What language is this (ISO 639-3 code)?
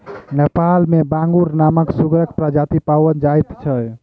mai